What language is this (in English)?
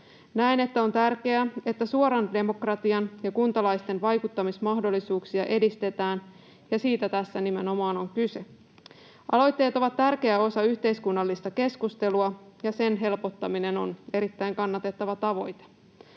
Finnish